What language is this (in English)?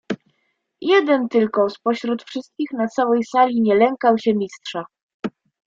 Polish